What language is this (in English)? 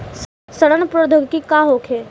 Bhojpuri